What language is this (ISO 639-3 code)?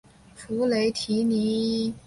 zho